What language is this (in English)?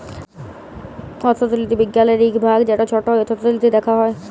Bangla